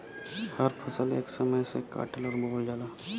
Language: Bhojpuri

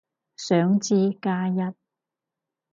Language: Cantonese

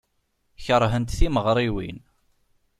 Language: Kabyle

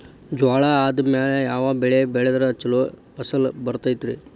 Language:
Kannada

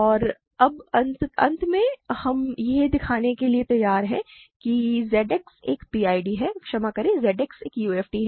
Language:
Hindi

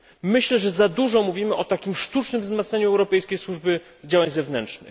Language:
Polish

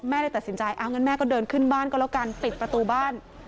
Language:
Thai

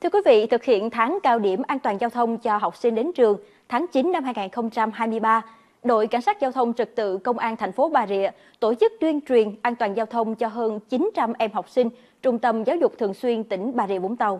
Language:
Vietnamese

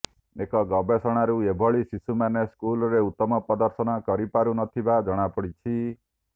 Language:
Odia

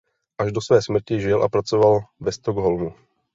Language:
Czech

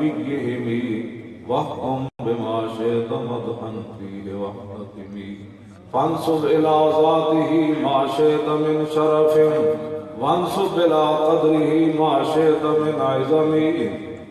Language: Urdu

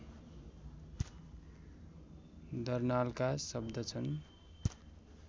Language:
Nepali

